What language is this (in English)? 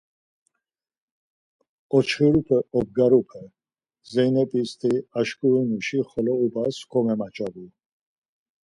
Laz